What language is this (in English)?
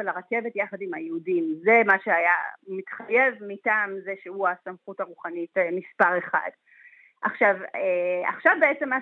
Hebrew